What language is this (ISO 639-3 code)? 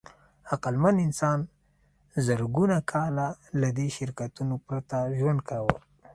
pus